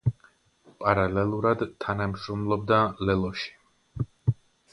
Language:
Georgian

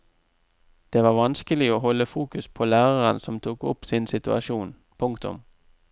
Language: Norwegian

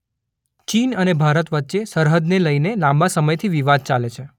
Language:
Gujarati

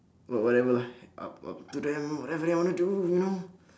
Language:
English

